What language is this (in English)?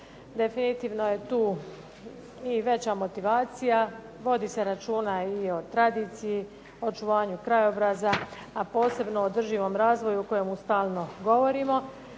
Croatian